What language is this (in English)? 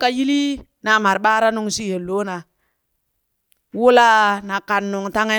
Burak